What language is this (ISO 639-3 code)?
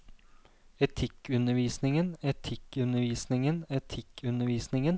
nor